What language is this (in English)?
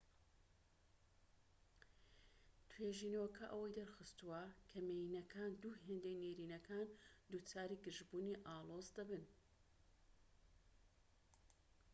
Central Kurdish